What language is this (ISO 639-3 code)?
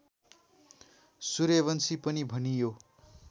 nep